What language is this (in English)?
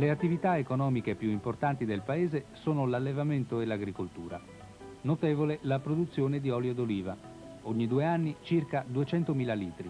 Italian